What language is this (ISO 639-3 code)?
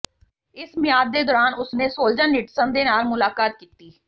pan